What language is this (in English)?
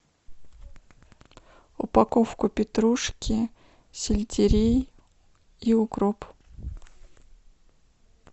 Russian